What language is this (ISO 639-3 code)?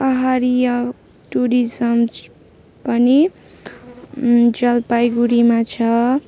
nep